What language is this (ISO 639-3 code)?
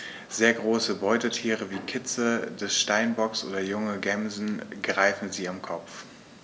deu